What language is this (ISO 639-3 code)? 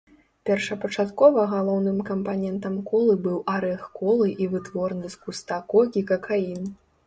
bel